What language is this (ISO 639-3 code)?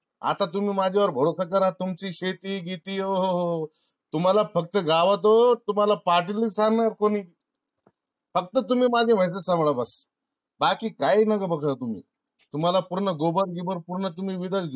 mar